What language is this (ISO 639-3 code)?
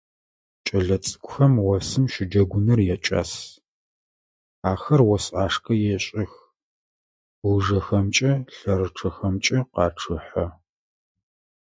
ady